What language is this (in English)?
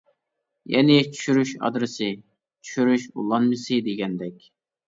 Uyghur